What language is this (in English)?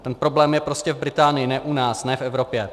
Czech